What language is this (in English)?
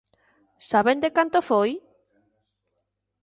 Galician